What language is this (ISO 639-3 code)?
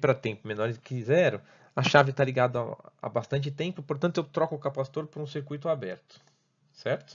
por